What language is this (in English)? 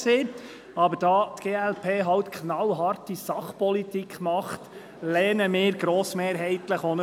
Swiss German